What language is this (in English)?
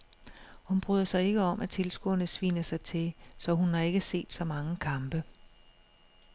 Danish